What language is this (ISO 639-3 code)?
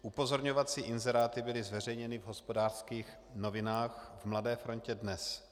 ces